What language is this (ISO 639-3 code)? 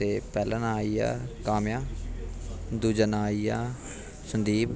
doi